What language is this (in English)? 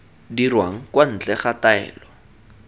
Tswana